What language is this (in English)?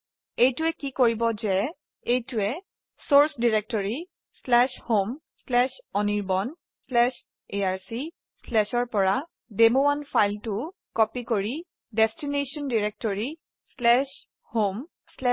Assamese